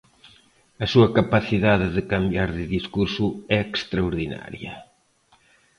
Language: Galician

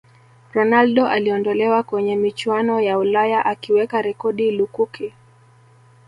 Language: Swahili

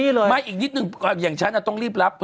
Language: Thai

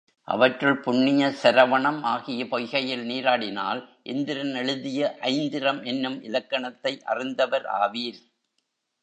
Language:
Tamil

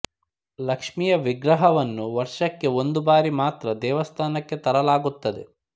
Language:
Kannada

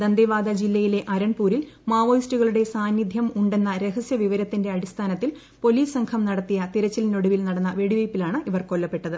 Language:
Malayalam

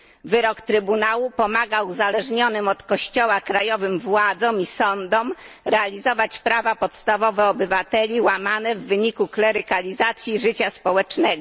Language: Polish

